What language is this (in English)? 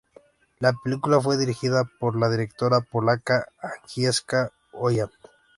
Spanish